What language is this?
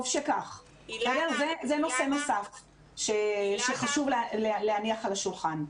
Hebrew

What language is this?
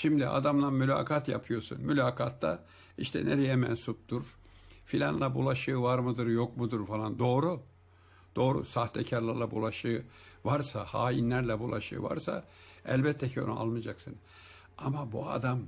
Turkish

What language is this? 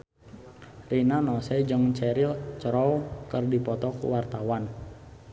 Sundanese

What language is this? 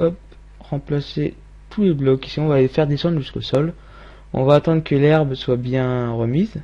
French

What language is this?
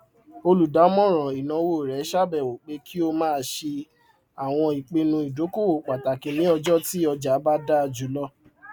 Yoruba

